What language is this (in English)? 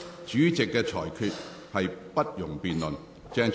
Cantonese